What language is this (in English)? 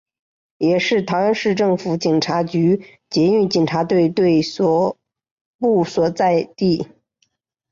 Chinese